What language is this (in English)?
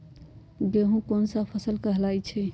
Magahi